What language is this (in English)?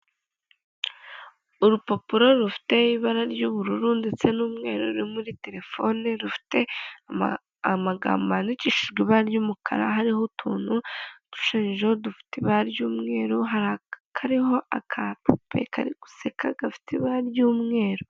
Kinyarwanda